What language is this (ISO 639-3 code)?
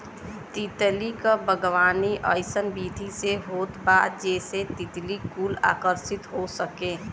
bho